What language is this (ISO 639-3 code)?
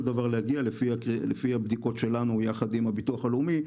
heb